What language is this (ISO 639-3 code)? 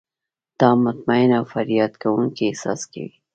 pus